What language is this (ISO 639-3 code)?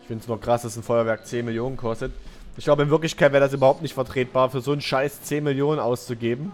deu